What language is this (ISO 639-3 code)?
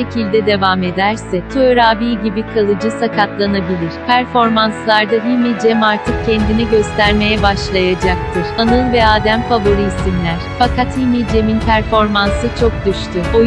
tur